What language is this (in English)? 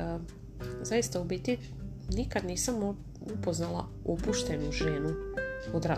Croatian